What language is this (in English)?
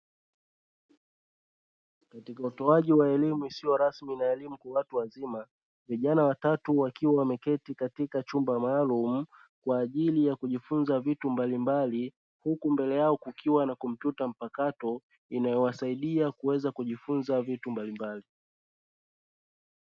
Swahili